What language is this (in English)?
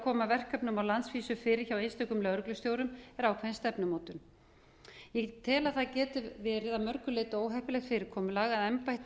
Icelandic